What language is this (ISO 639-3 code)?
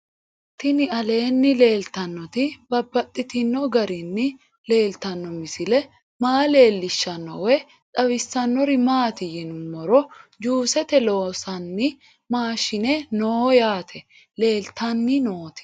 sid